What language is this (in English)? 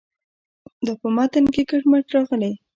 Pashto